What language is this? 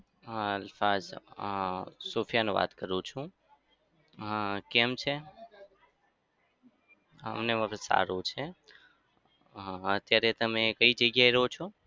Gujarati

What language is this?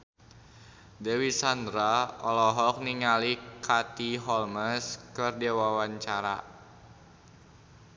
Sundanese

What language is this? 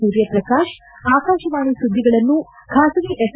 Kannada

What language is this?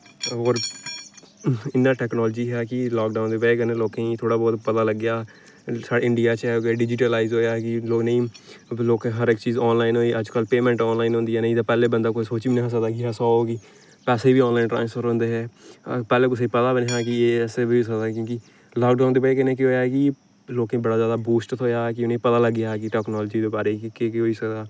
Dogri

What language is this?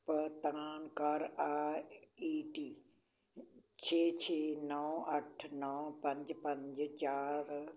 Punjabi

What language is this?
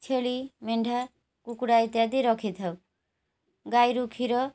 Odia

